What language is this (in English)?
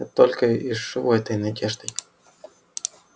Russian